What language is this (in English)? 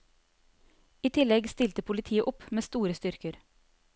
Norwegian